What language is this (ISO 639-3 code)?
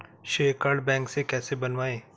hin